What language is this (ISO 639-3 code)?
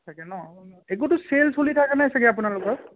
asm